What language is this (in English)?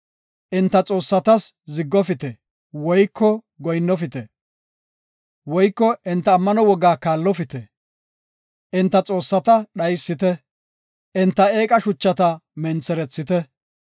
Gofa